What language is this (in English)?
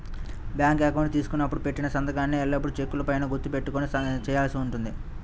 Telugu